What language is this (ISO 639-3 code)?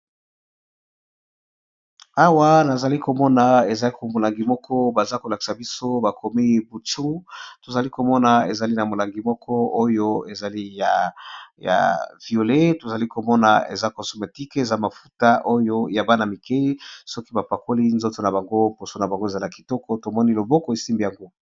lin